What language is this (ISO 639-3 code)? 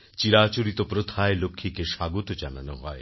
ben